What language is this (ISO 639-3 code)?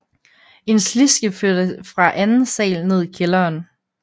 dan